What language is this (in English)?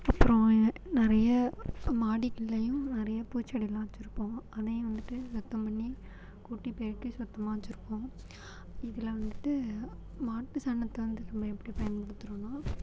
Tamil